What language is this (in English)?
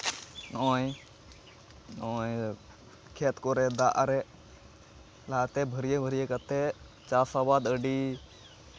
Santali